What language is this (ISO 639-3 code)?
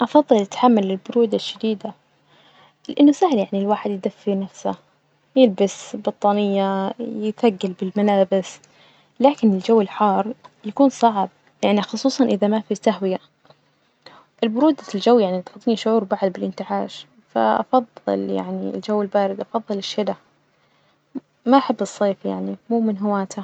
ars